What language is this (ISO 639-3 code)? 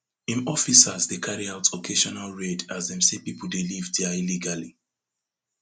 pcm